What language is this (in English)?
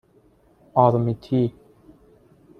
Persian